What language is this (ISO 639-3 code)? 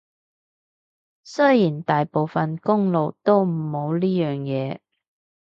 yue